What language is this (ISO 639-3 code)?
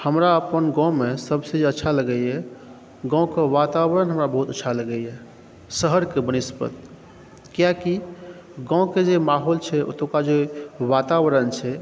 mai